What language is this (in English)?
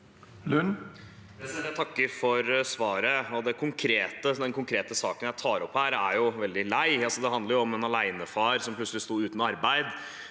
Norwegian